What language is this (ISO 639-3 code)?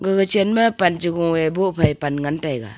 nnp